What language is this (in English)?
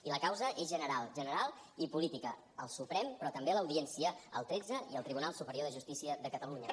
Catalan